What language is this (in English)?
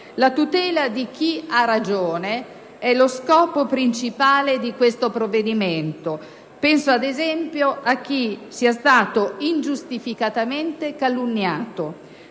Italian